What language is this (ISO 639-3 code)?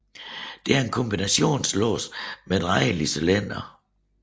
dan